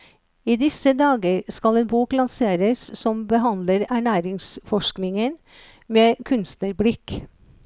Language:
Norwegian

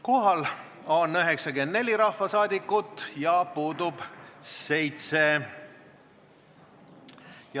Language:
Estonian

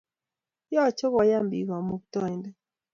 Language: Kalenjin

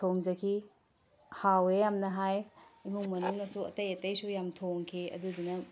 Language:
Manipuri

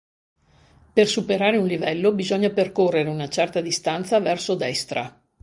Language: Italian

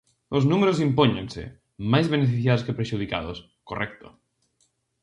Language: Galician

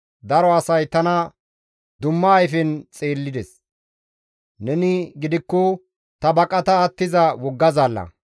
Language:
Gamo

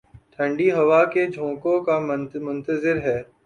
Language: Urdu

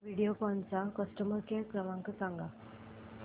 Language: Marathi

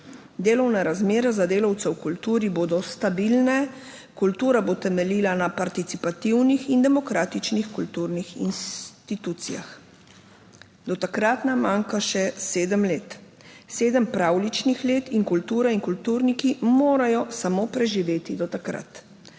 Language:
Slovenian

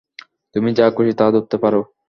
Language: Bangla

